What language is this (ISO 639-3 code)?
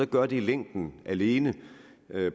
dan